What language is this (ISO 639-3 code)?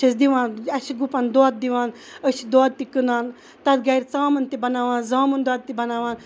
kas